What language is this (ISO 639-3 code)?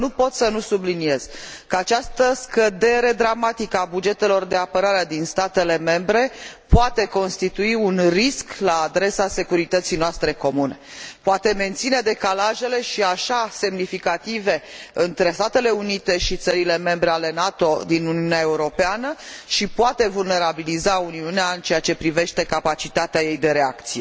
ron